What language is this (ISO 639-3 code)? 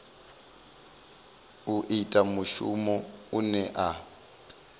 ven